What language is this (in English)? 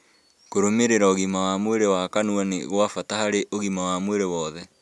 Kikuyu